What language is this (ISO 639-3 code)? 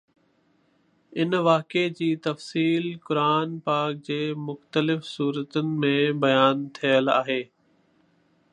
snd